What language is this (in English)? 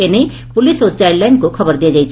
Odia